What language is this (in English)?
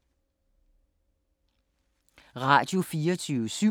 Danish